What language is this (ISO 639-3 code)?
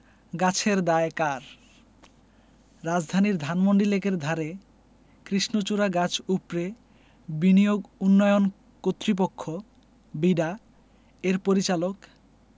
ben